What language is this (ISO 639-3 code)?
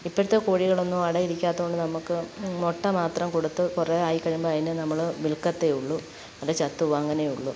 mal